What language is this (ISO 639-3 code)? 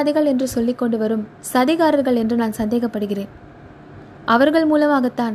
tam